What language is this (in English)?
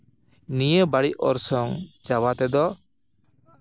Santali